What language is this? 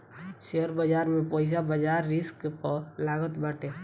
Bhojpuri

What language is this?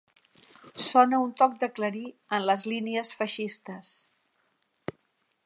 Catalan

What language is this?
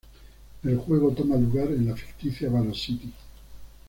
Spanish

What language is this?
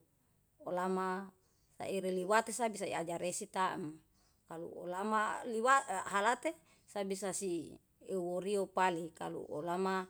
Yalahatan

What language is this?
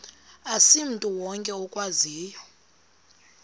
Xhosa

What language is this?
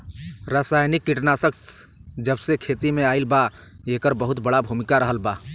Bhojpuri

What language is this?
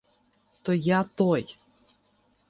Ukrainian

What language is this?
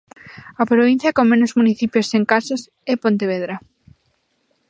Galician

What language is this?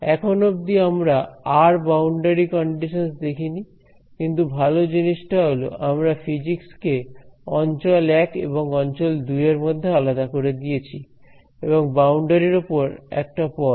Bangla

